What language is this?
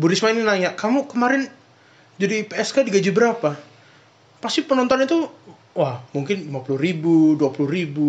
Indonesian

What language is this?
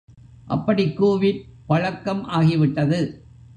Tamil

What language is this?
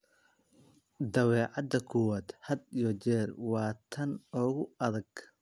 Somali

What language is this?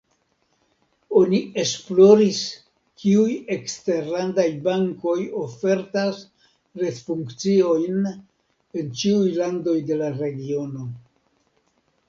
Esperanto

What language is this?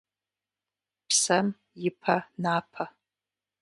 Kabardian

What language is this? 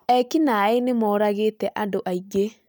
Kikuyu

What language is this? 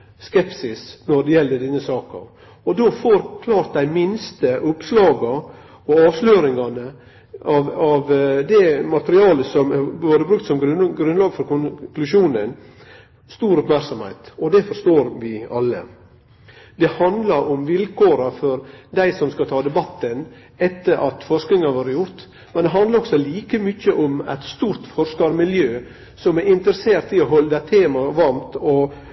Norwegian Nynorsk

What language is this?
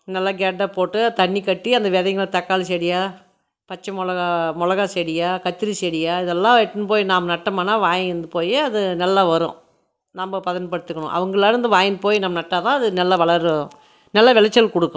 Tamil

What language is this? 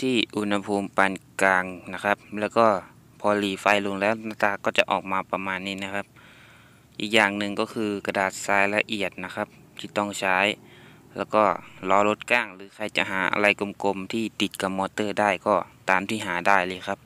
Thai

